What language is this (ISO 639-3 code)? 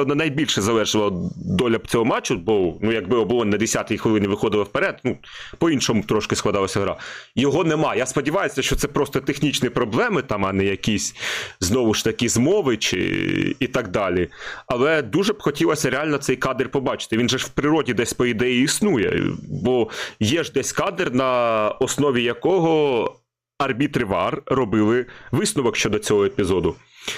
ukr